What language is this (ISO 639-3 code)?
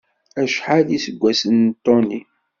kab